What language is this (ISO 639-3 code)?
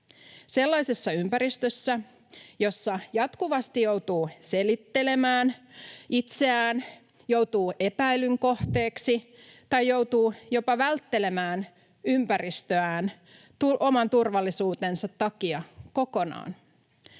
fin